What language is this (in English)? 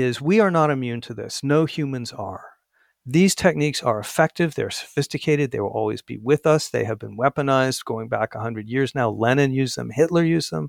English